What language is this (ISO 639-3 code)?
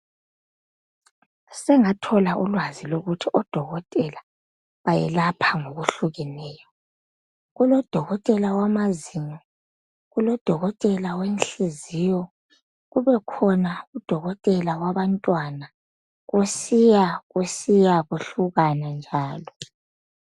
nde